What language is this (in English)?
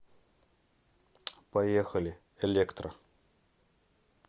Russian